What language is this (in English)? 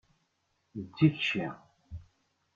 Kabyle